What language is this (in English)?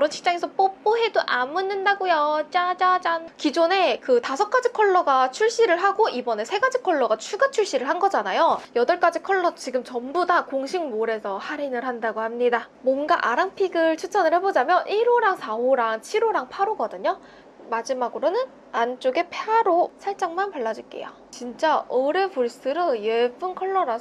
Korean